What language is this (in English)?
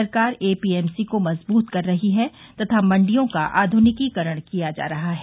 Hindi